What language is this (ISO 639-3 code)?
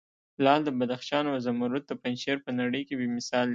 pus